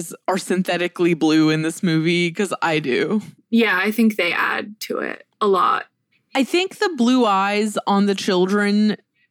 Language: English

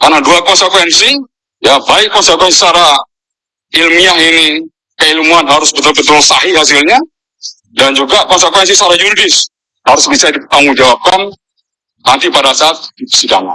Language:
Indonesian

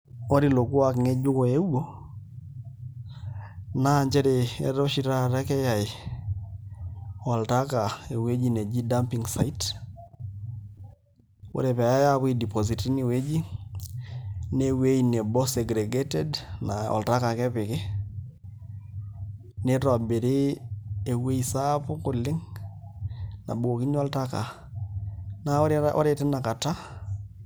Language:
Masai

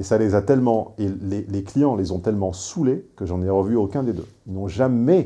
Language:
French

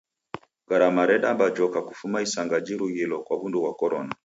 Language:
Taita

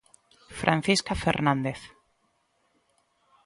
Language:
Galician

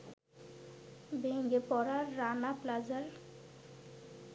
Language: Bangla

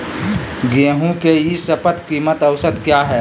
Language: Magahi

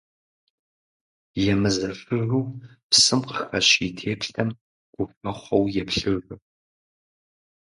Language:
Kabardian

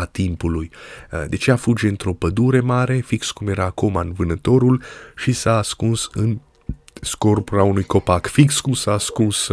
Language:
Romanian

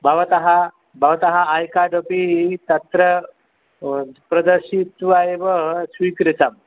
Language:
Sanskrit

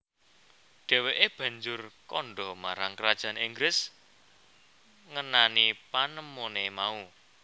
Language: Javanese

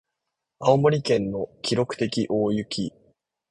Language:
Japanese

